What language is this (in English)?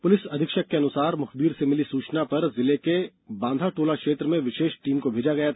Hindi